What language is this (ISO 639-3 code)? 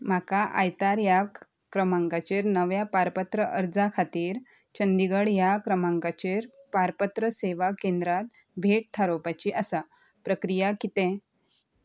kok